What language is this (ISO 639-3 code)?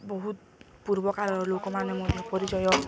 ori